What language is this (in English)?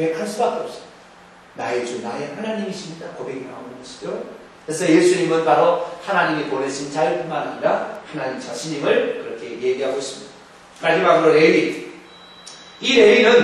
Korean